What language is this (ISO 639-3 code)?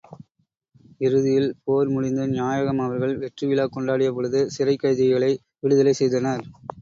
tam